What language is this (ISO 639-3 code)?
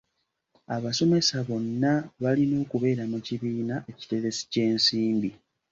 lug